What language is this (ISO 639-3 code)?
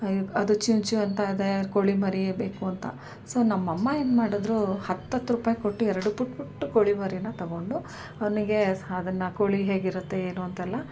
kan